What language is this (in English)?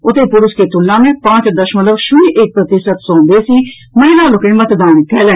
Maithili